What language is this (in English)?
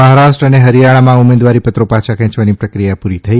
Gujarati